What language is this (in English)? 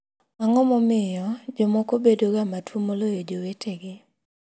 Luo (Kenya and Tanzania)